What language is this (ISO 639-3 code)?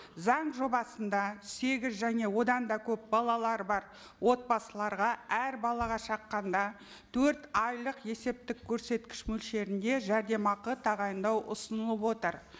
kaz